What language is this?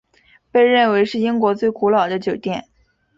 Chinese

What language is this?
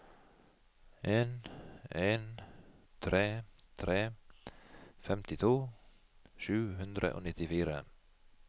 Norwegian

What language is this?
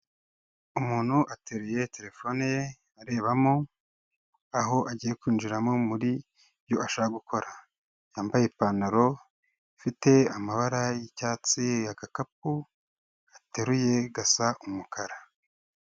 Kinyarwanda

